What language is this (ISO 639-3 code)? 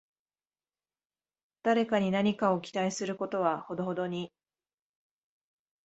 jpn